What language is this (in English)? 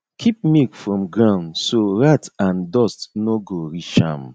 Nigerian Pidgin